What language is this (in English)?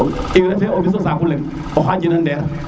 Serer